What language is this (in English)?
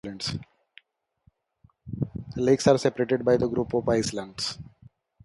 English